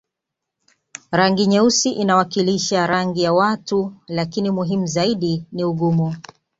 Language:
Swahili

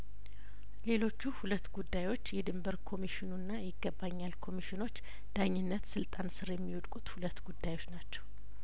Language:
Amharic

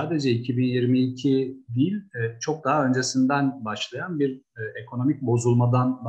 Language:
Turkish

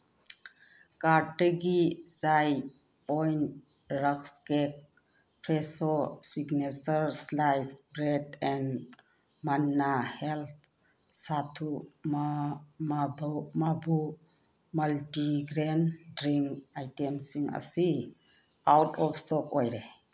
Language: Manipuri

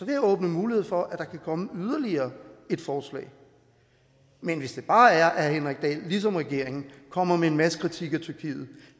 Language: Danish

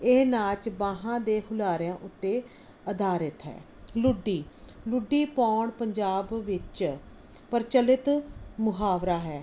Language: Punjabi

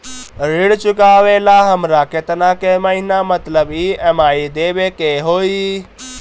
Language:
Bhojpuri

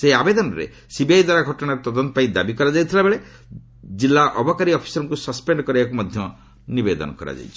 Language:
Odia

